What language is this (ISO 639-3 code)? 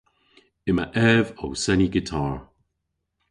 cor